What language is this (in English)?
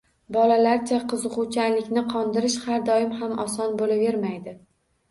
Uzbek